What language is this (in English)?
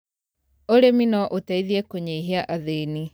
Kikuyu